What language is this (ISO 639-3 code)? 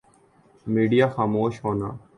urd